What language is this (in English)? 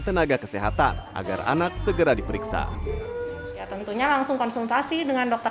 Indonesian